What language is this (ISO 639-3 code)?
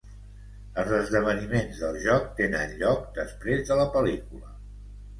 cat